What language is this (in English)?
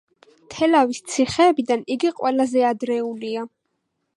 Georgian